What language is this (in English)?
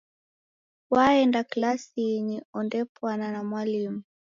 Taita